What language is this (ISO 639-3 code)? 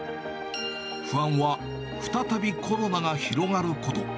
jpn